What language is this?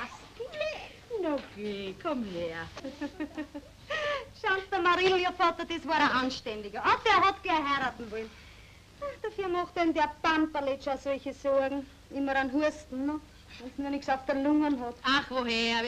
German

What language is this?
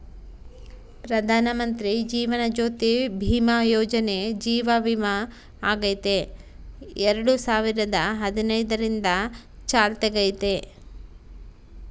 Kannada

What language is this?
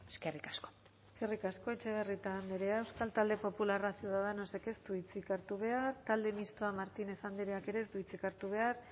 Basque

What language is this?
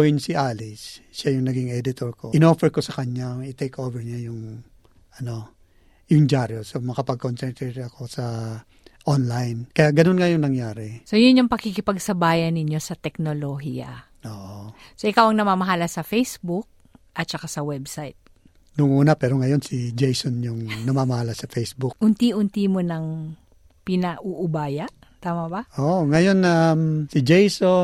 Filipino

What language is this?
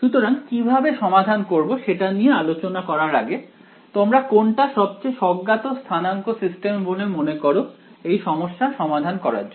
Bangla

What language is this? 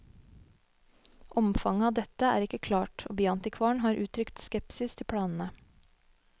Norwegian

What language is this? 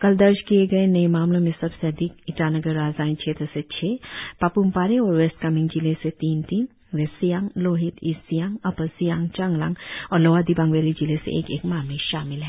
Hindi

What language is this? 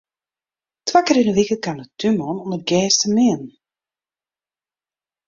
Western Frisian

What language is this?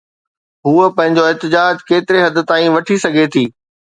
Sindhi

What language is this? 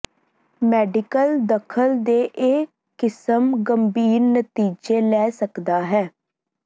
Punjabi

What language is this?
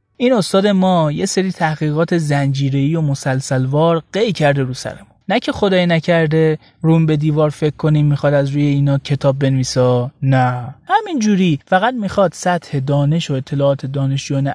Persian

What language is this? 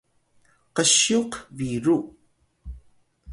Atayal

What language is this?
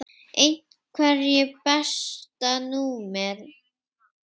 Icelandic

